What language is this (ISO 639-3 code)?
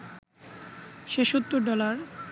ben